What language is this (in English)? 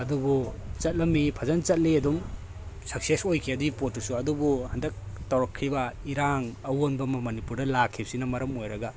Manipuri